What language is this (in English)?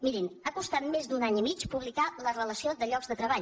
Catalan